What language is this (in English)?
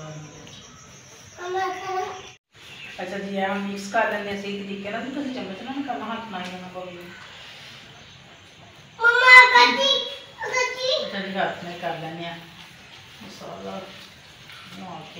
Punjabi